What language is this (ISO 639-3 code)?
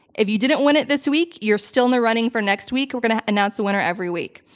eng